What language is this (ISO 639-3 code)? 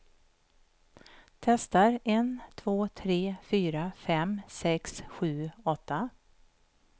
swe